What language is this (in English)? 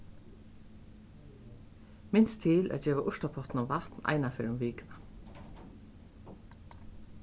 Faroese